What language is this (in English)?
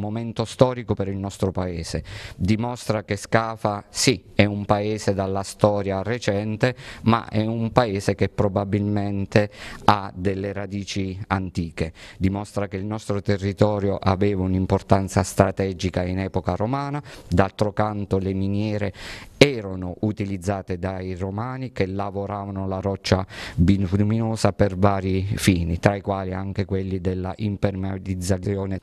Italian